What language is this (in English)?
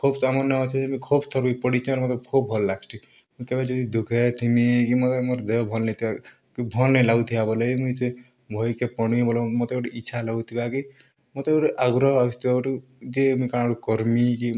Odia